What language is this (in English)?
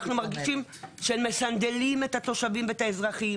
Hebrew